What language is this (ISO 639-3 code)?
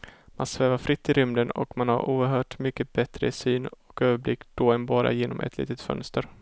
swe